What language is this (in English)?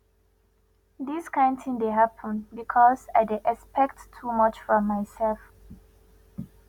Nigerian Pidgin